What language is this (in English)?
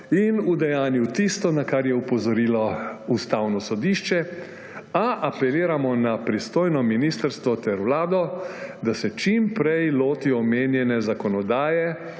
Slovenian